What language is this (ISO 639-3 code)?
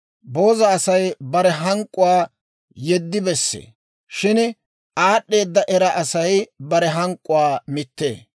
dwr